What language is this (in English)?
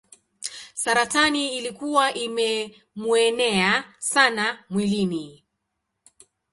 Swahili